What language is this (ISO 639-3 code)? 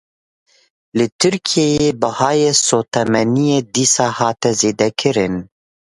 kur